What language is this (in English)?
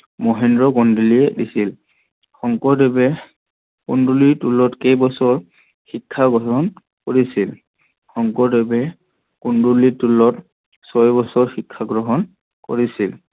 Assamese